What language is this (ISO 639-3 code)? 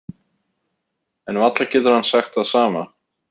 isl